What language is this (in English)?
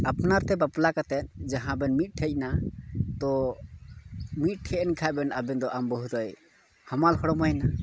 Santali